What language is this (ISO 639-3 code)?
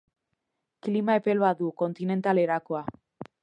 eus